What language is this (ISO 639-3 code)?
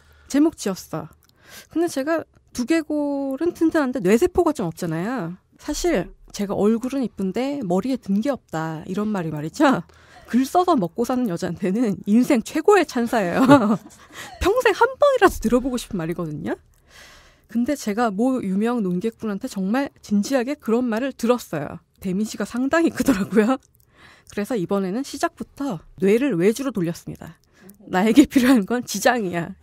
kor